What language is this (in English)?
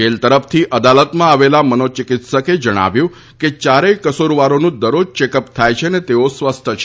Gujarati